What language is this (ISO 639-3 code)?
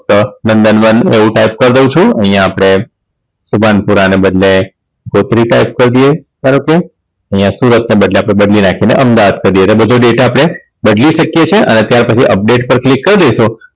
guj